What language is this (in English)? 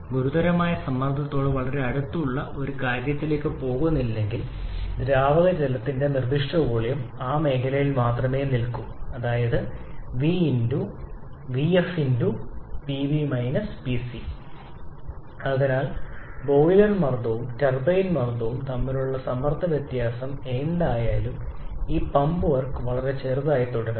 Malayalam